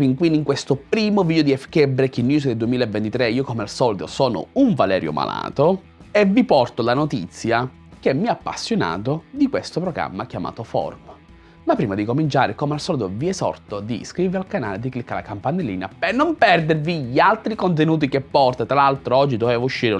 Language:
Italian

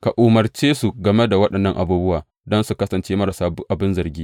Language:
Hausa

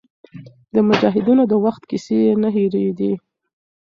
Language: Pashto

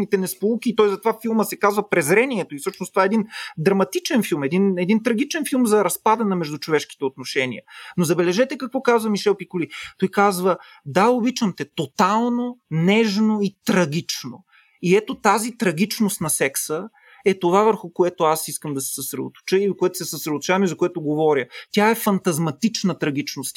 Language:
Bulgarian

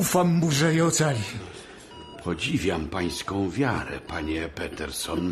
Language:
Polish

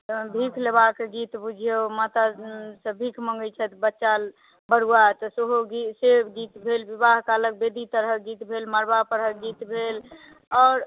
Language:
Maithili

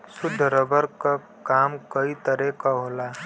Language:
Bhojpuri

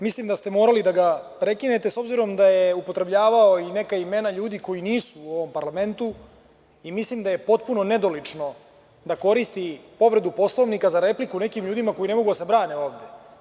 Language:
Serbian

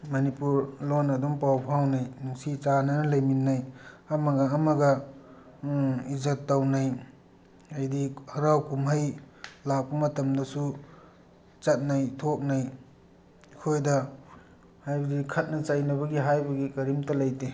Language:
Manipuri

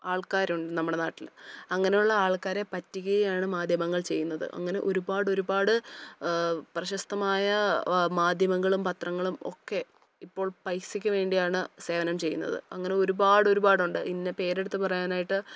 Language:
Malayalam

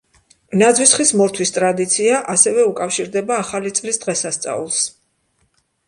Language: Georgian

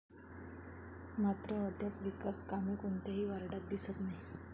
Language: Marathi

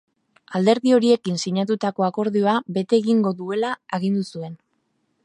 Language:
Basque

